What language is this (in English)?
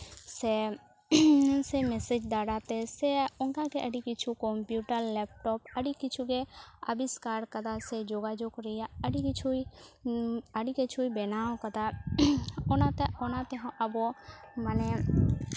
Santali